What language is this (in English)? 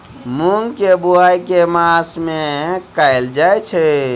Maithili